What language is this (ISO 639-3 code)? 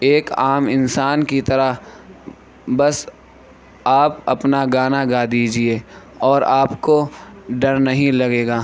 urd